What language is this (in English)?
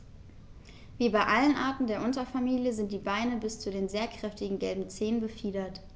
German